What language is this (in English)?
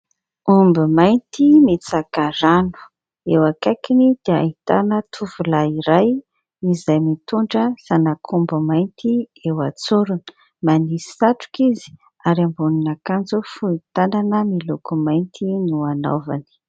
Malagasy